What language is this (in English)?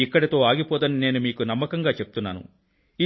Telugu